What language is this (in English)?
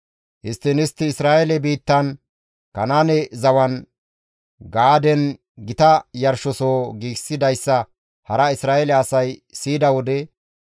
Gamo